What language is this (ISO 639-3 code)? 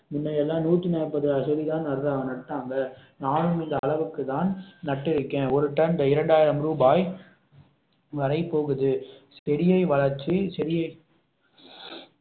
tam